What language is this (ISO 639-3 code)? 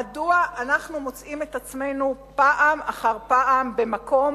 heb